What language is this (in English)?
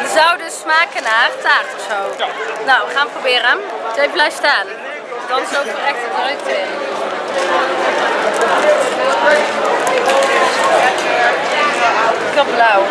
Dutch